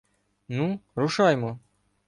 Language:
Ukrainian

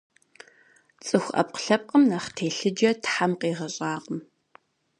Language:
Kabardian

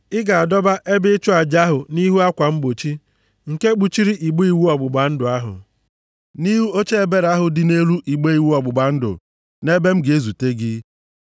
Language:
Igbo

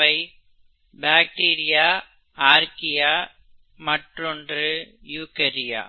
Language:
Tamil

